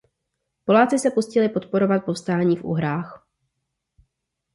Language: Czech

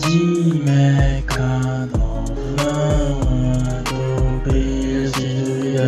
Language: Romanian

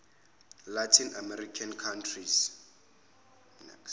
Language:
Zulu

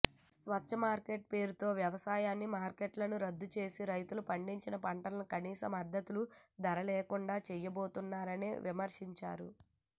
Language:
Telugu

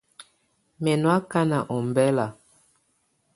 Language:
Tunen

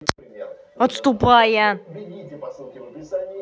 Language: Russian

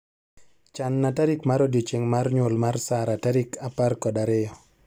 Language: Luo (Kenya and Tanzania)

